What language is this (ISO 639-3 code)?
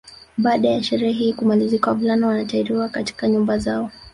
swa